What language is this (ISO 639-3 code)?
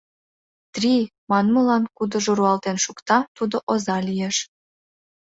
chm